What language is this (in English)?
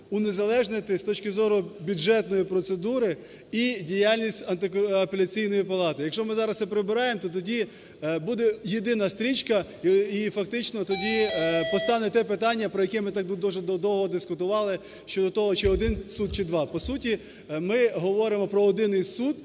Ukrainian